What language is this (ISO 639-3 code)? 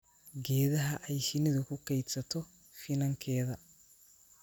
som